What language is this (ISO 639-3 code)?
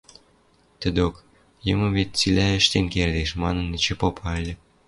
mrj